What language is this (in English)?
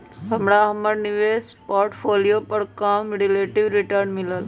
Magahi